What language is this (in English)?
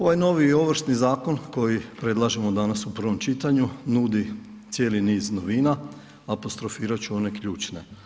Croatian